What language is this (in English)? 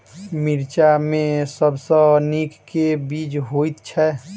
Maithili